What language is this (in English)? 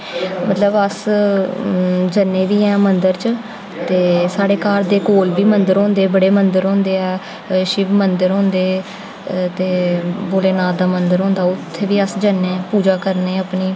Dogri